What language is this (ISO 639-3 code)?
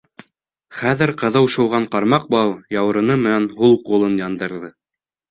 bak